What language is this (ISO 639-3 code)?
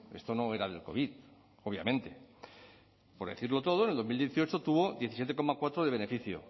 spa